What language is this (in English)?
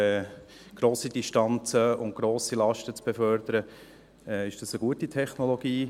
Swiss German